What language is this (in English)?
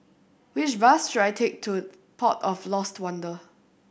English